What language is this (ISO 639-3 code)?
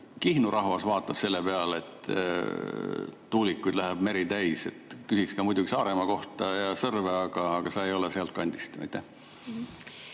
est